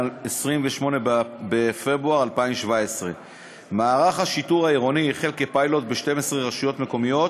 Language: Hebrew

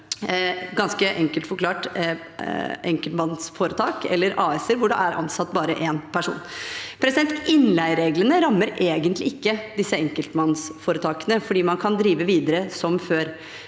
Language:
Norwegian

